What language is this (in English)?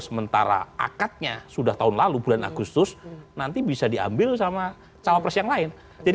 Indonesian